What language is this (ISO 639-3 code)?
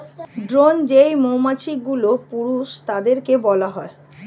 ben